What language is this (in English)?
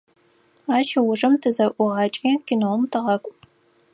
Adyghe